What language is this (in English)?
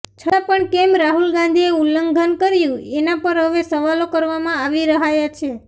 Gujarati